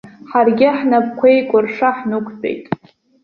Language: Abkhazian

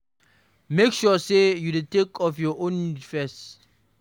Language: Nigerian Pidgin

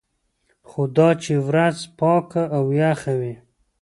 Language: Pashto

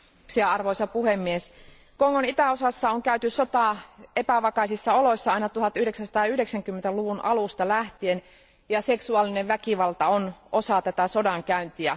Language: Finnish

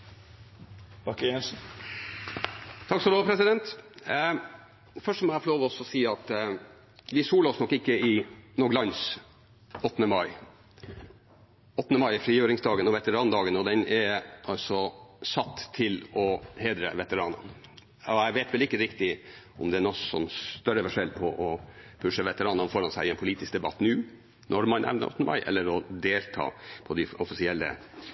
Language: Norwegian Bokmål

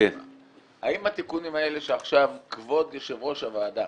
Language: Hebrew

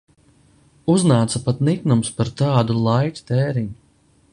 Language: Latvian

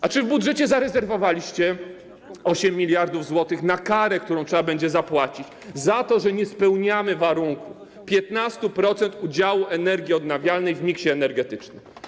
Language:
Polish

